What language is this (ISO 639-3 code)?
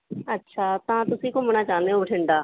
pan